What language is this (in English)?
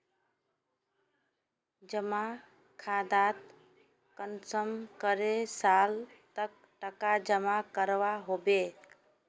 Magahi